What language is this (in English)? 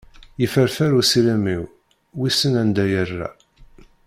Kabyle